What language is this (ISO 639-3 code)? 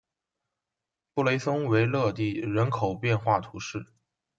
zho